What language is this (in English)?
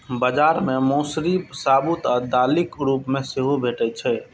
Maithili